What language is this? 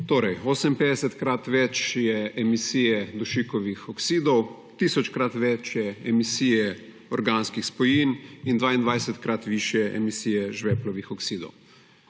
Slovenian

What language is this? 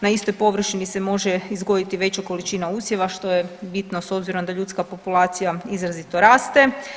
Croatian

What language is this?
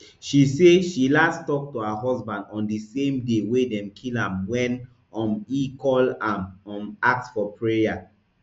Nigerian Pidgin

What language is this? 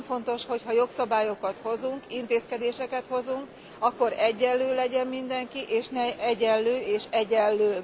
Hungarian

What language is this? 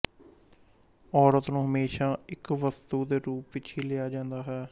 Punjabi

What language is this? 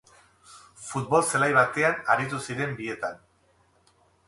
Basque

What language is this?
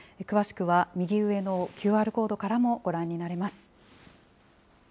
Japanese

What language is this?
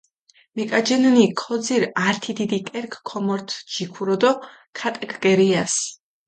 Mingrelian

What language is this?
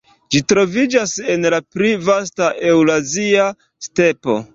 Esperanto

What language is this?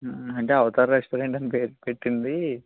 Telugu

